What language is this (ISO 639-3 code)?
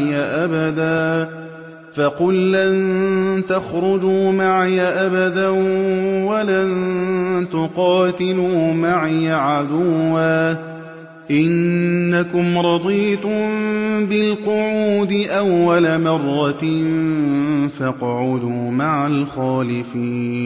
ara